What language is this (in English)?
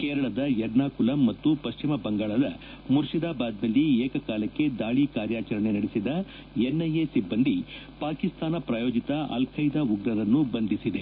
Kannada